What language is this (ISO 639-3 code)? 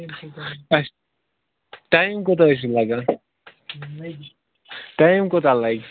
kas